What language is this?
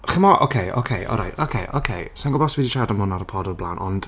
Welsh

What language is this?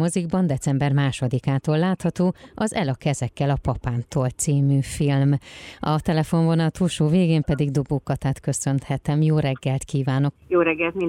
Hungarian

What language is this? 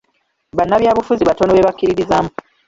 Ganda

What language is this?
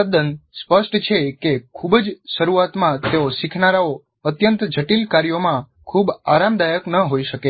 Gujarati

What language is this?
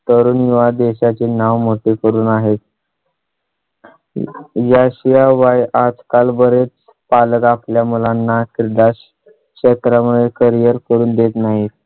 Marathi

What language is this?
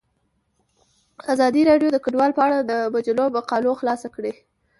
Pashto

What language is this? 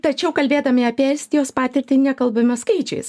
Lithuanian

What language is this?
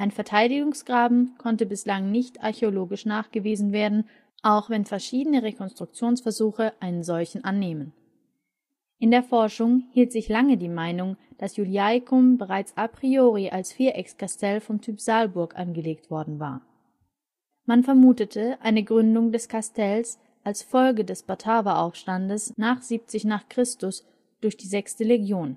German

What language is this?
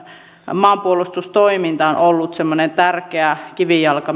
Finnish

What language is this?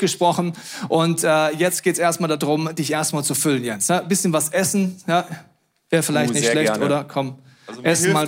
German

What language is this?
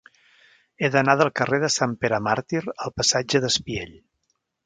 Catalan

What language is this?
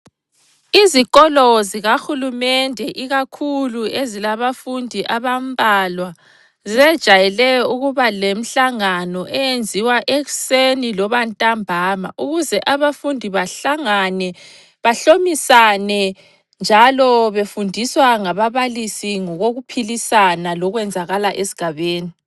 North Ndebele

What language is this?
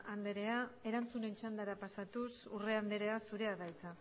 Basque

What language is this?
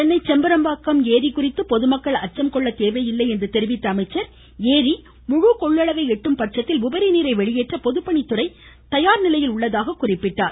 Tamil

